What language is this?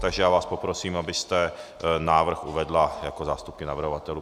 Czech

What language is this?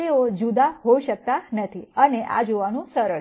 Gujarati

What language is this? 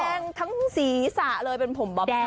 Thai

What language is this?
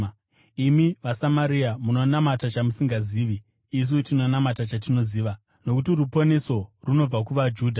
Shona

